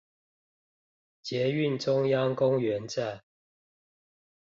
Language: Chinese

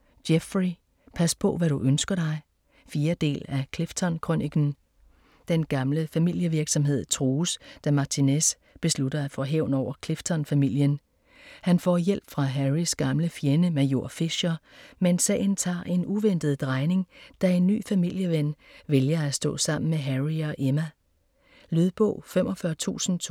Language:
Danish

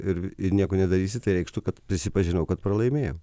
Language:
Lithuanian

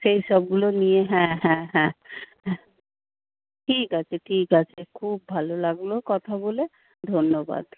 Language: Bangla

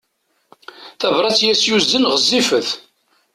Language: Kabyle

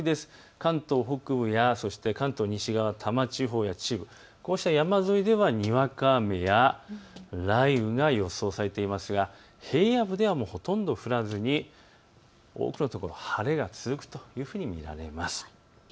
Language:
Japanese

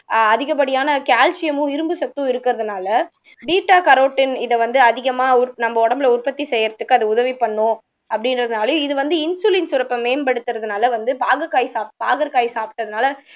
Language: Tamil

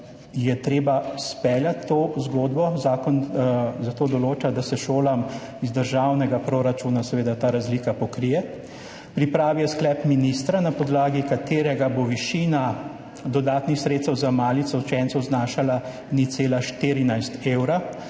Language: Slovenian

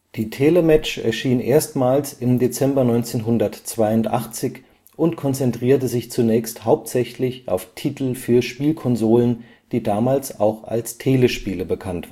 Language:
German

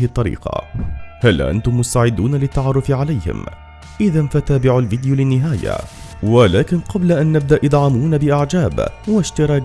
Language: Arabic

